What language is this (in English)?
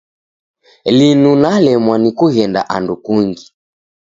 Taita